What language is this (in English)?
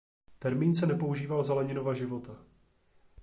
Czech